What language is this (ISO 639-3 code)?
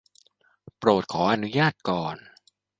tha